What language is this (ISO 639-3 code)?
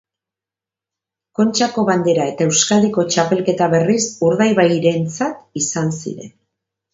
eus